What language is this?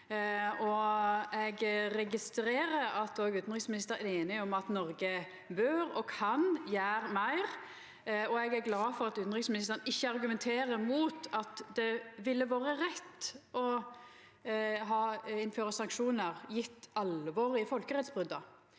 Norwegian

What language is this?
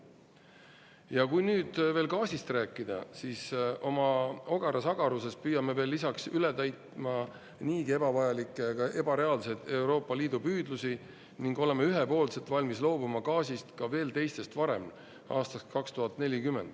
Estonian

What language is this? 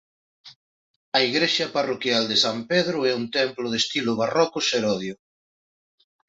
Galician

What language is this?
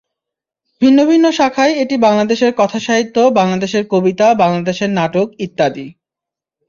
Bangla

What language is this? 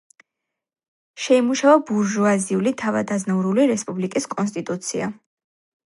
Georgian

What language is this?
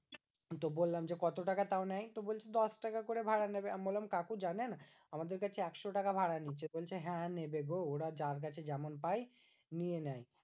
Bangla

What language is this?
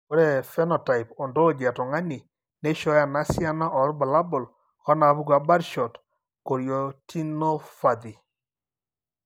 Masai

